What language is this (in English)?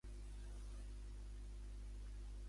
Catalan